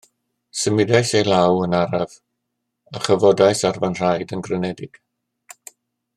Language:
Welsh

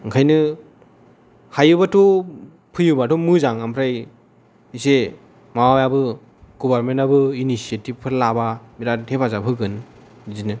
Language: Bodo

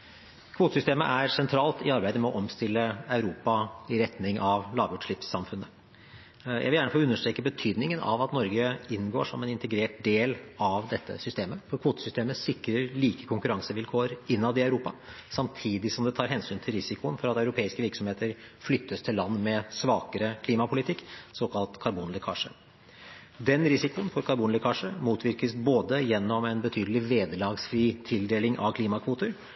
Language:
Norwegian Bokmål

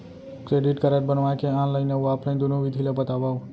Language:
Chhattisgarhi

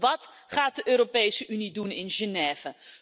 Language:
Dutch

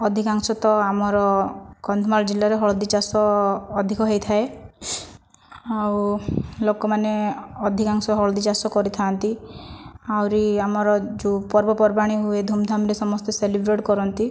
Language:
Odia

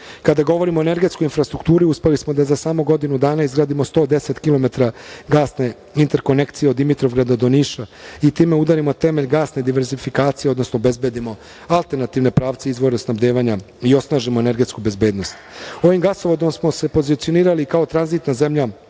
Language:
Serbian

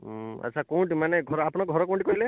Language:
Odia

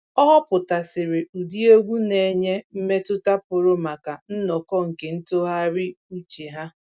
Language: Igbo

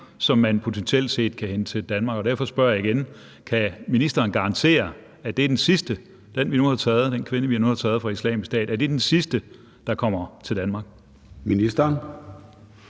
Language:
Danish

